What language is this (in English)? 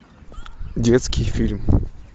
Russian